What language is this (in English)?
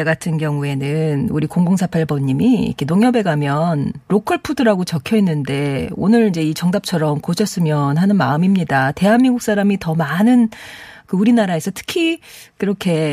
Korean